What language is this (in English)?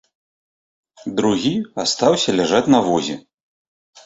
Belarusian